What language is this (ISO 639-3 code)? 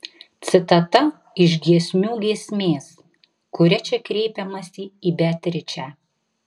lit